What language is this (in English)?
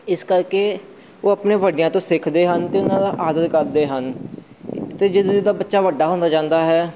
Punjabi